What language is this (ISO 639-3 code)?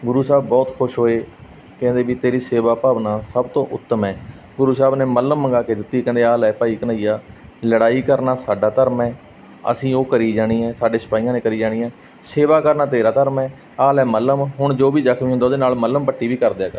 pan